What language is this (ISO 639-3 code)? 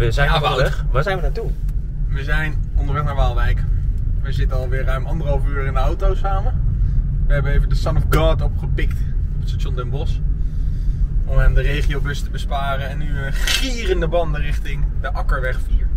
nld